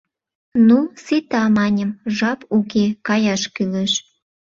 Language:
Mari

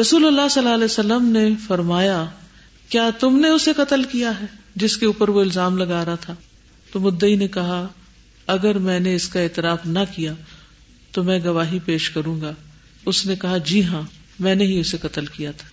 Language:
Urdu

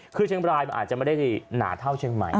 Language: Thai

